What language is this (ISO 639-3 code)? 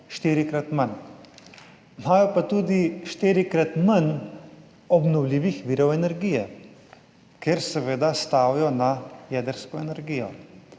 slv